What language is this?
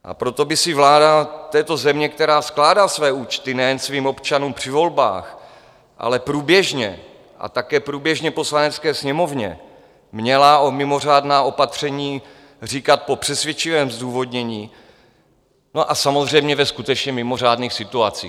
Czech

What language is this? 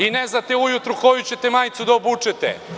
Serbian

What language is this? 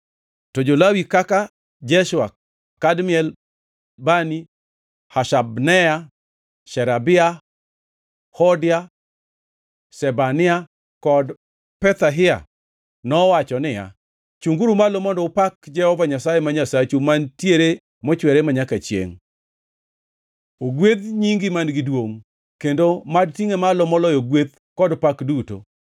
Luo (Kenya and Tanzania)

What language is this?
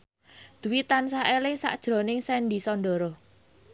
Javanese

